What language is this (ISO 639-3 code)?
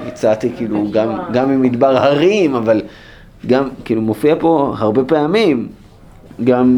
heb